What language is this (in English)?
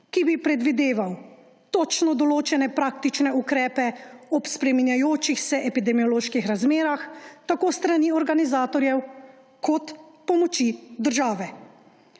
Slovenian